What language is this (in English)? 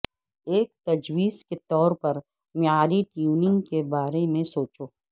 Urdu